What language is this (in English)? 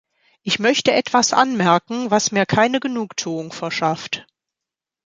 German